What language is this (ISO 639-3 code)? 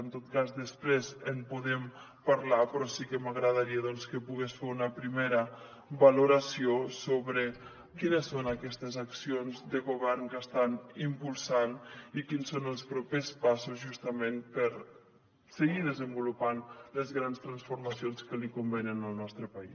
cat